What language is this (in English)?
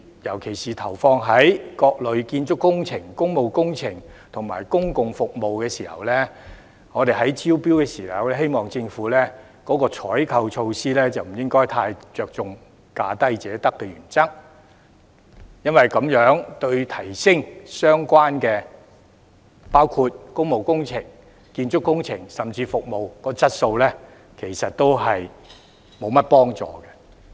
Cantonese